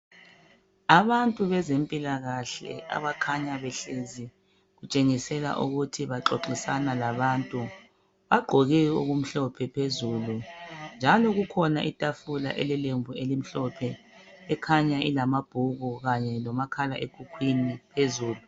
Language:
North Ndebele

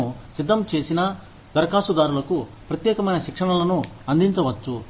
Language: Telugu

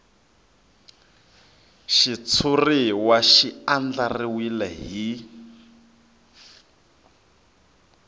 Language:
Tsonga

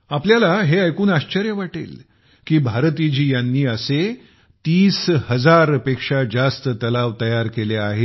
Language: Marathi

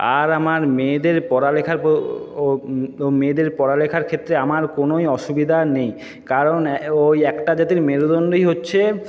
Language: Bangla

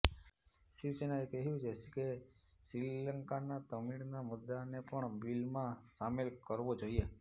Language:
Gujarati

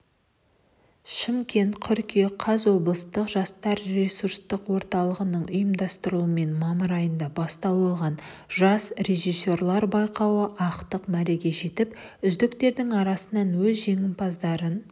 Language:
Kazakh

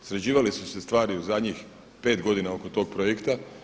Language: Croatian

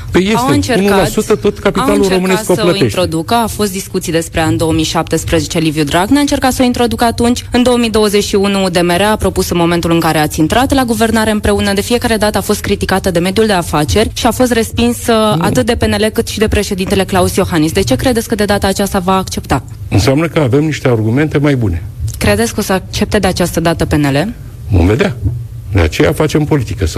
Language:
Romanian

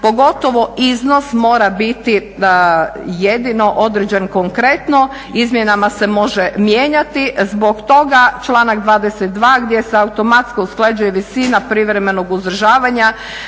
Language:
Croatian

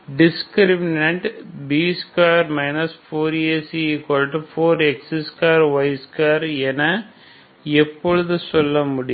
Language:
Tamil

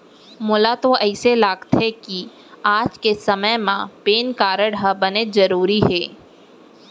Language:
Chhattisgarhi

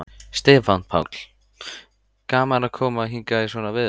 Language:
Icelandic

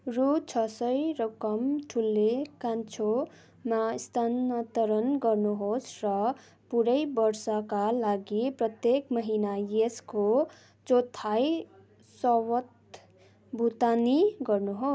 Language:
Nepali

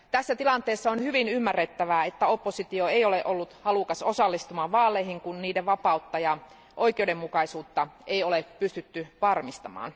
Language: Finnish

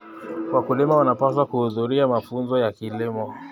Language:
Kalenjin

